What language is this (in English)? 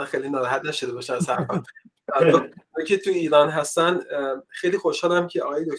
Persian